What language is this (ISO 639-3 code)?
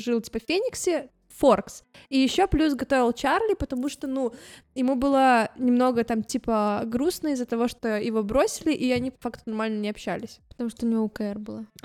rus